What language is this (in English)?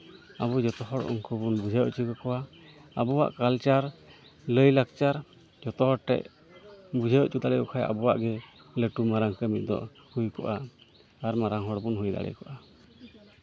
Santali